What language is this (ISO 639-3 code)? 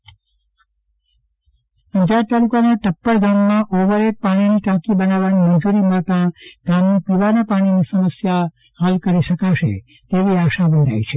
guj